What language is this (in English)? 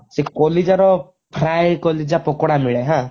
Odia